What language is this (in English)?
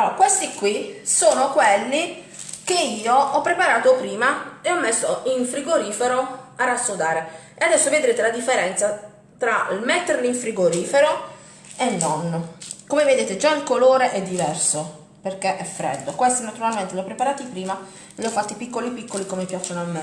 Italian